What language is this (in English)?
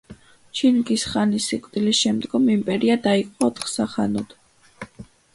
Georgian